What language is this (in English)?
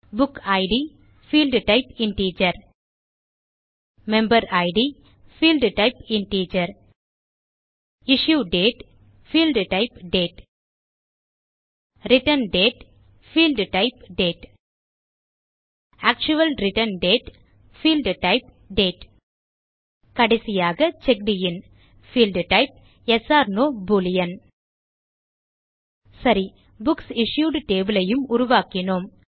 Tamil